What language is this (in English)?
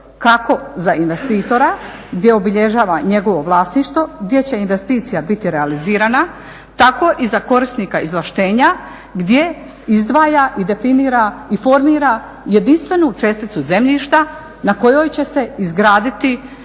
Croatian